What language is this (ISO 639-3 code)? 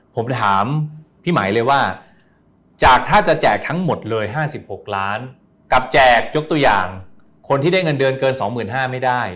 tha